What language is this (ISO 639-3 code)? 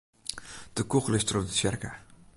fry